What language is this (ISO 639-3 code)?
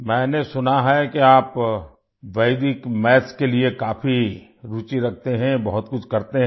hin